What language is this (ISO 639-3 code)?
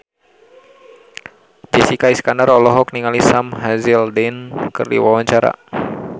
sun